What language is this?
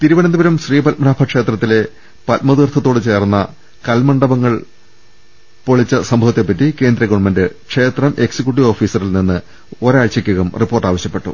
Malayalam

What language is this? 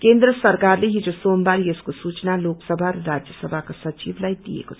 Nepali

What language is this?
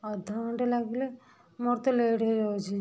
Odia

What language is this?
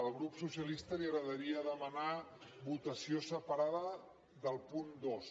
Catalan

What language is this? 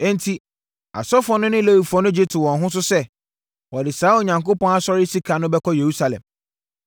Akan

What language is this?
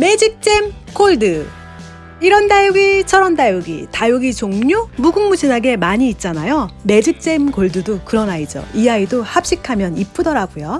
Korean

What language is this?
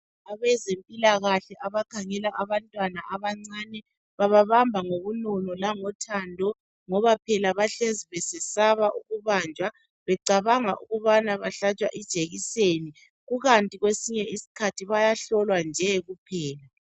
North Ndebele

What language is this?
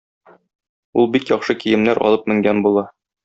Tatar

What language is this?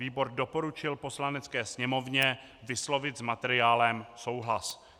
Czech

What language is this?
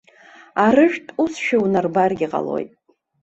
Abkhazian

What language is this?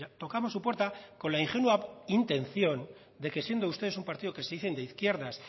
Spanish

